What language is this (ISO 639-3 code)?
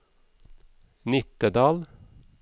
nor